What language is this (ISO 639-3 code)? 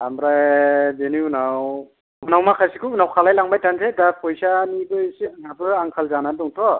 brx